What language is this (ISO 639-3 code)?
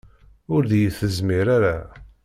kab